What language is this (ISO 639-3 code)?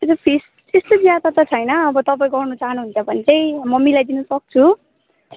nep